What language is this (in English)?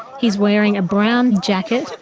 English